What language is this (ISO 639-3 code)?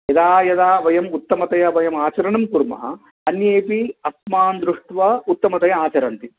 san